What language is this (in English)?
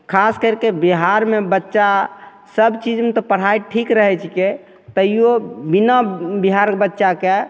Maithili